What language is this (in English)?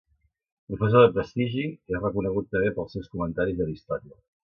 Catalan